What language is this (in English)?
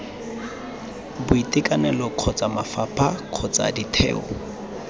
Tswana